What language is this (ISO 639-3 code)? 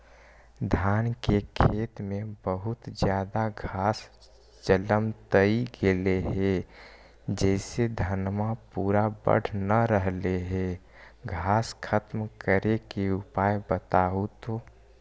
mag